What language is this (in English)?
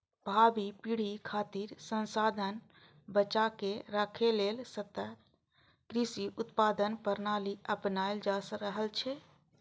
Maithili